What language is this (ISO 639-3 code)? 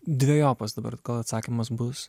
lit